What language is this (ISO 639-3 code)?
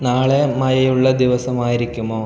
mal